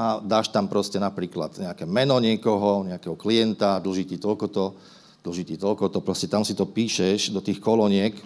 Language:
Slovak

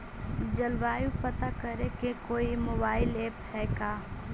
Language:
Magahi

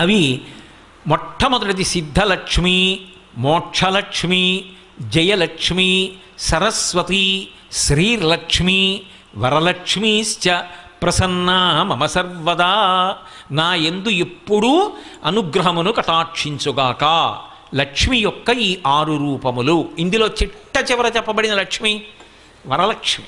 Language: Telugu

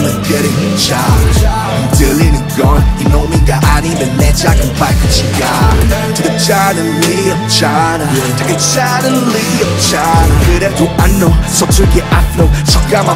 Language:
Turkish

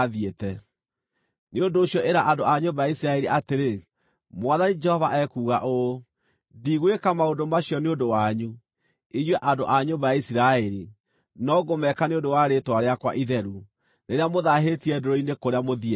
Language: Kikuyu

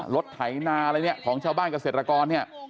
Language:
Thai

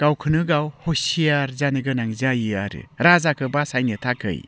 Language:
Bodo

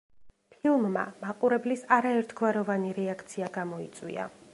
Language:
Georgian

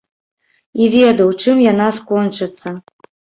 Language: Belarusian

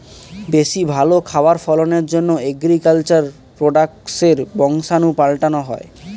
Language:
Bangla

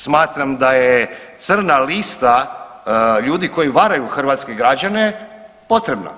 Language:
Croatian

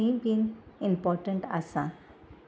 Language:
Konkani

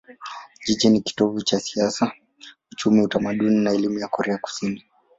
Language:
Swahili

